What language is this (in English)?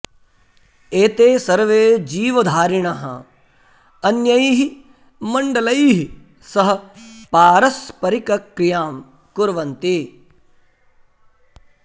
Sanskrit